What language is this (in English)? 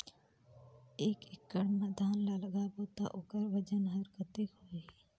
Chhattisgarhi